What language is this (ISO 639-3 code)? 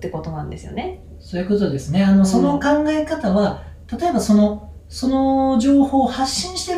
jpn